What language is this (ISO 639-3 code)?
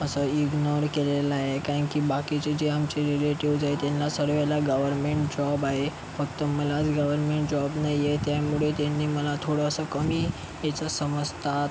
mar